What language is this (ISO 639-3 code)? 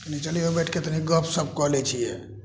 mai